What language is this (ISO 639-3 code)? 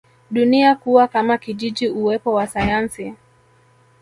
swa